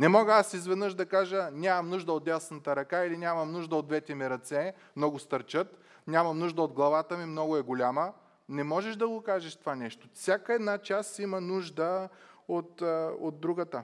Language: Bulgarian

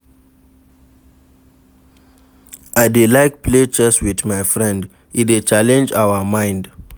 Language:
Nigerian Pidgin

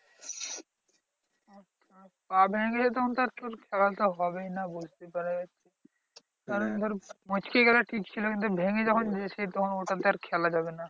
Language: Bangla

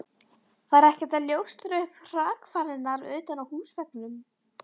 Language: Icelandic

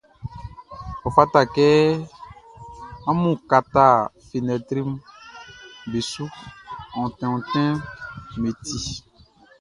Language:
Baoulé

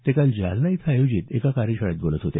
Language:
Marathi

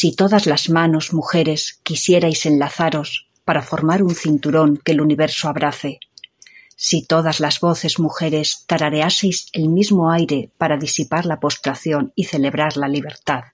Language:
Spanish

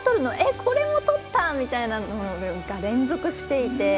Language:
Japanese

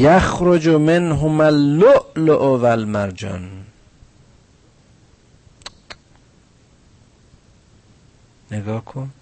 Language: Persian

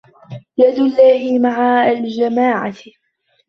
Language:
Arabic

